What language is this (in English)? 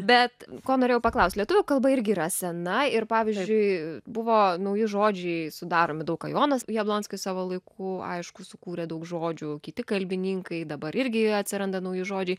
Lithuanian